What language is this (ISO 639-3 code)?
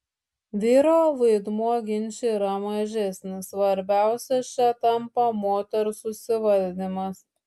lit